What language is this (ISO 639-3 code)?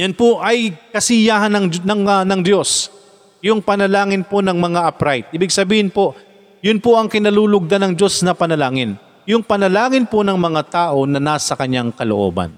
fil